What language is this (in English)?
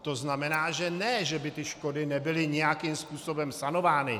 Czech